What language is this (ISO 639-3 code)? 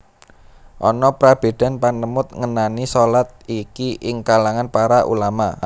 jav